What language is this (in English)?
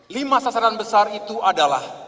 Indonesian